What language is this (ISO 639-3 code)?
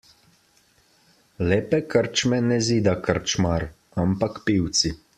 slv